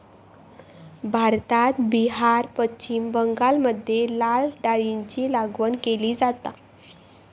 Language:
Marathi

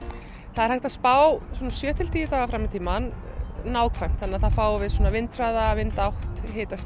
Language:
Icelandic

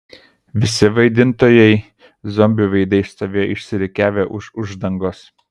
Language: Lithuanian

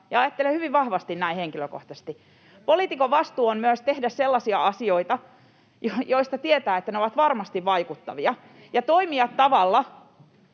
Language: Finnish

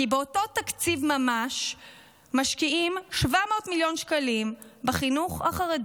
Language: Hebrew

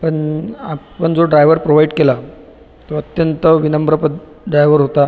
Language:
Marathi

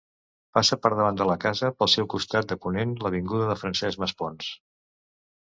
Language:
Catalan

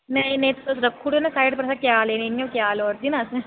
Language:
Dogri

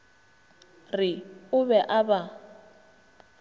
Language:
Northern Sotho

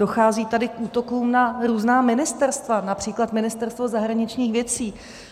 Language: Czech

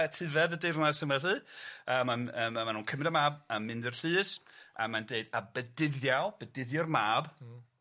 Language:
Welsh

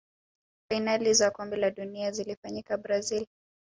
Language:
Swahili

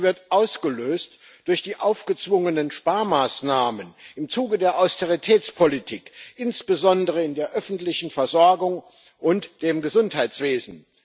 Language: German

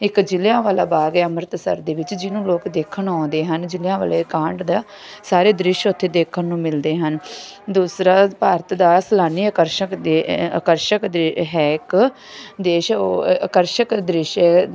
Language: Punjabi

